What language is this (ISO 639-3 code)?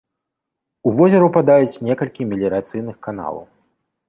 bel